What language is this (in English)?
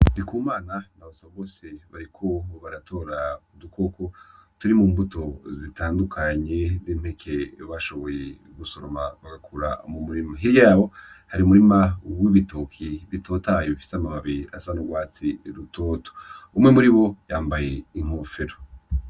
Rundi